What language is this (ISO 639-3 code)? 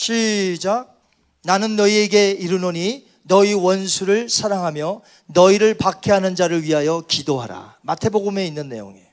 kor